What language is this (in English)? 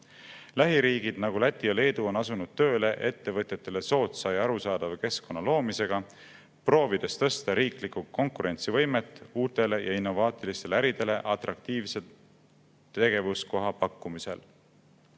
Estonian